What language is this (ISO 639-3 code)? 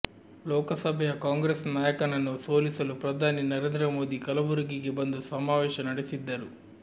kan